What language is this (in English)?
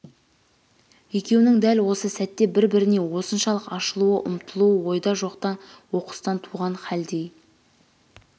Kazakh